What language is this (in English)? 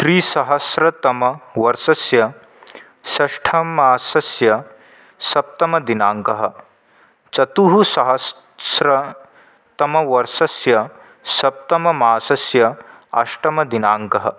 Sanskrit